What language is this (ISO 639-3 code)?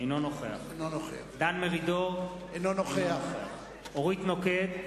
heb